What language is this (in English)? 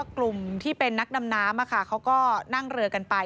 Thai